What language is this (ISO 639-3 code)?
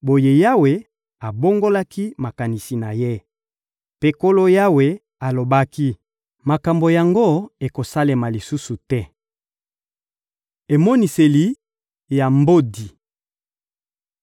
lin